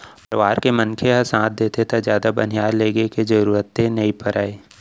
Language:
Chhattisgarhi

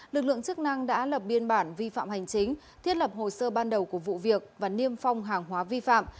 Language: Vietnamese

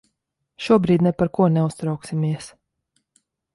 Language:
Latvian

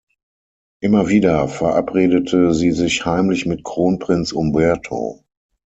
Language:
German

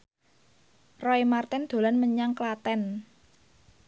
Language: Javanese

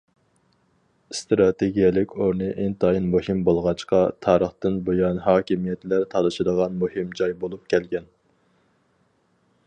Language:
Uyghur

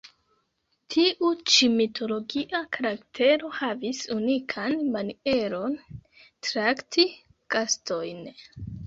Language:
Esperanto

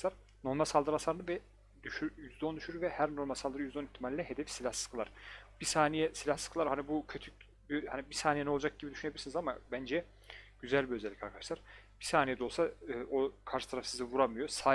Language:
Turkish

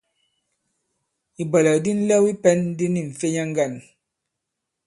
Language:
Bankon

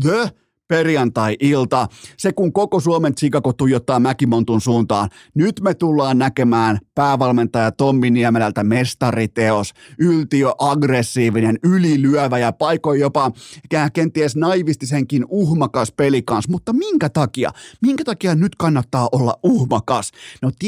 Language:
Finnish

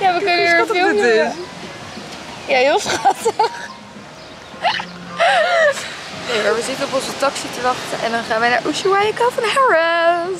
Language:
Dutch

